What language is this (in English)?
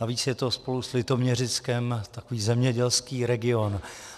Czech